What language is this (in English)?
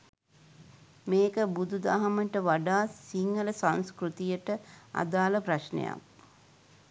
Sinhala